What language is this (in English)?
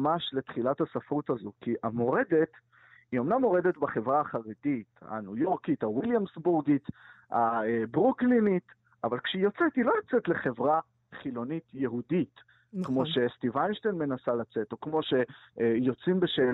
Hebrew